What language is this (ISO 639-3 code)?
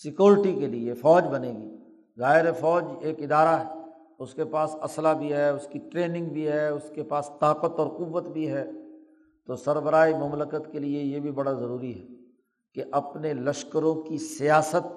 urd